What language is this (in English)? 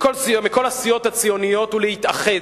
Hebrew